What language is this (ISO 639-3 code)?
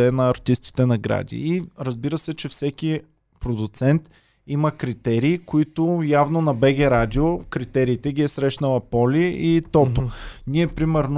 bul